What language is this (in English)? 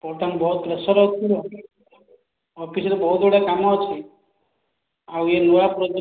Odia